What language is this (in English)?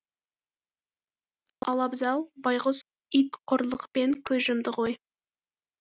Kazakh